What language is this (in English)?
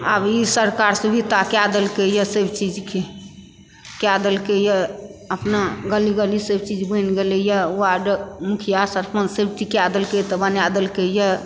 Maithili